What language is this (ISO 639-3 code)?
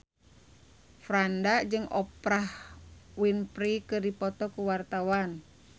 sun